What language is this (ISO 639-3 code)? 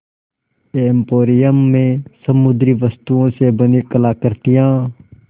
hin